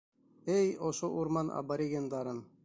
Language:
Bashkir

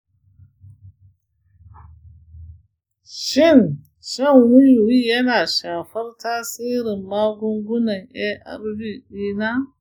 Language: Hausa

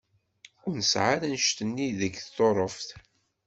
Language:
Kabyle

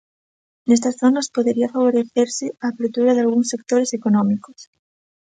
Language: Galician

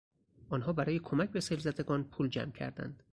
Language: Persian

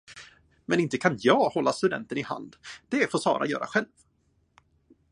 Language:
Swedish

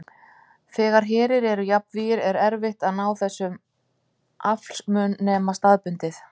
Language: Icelandic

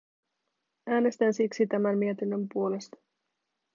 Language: Finnish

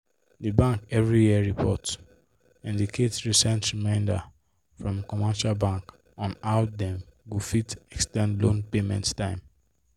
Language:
Nigerian Pidgin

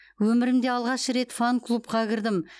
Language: Kazakh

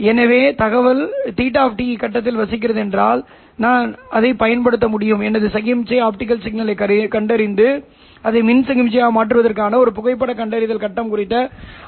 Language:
Tamil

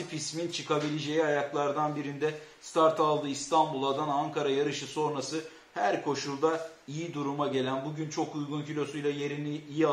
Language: Turkish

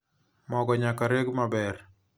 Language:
Luo (Kenya and Tanzania)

